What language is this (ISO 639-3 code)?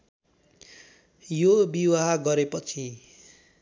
nep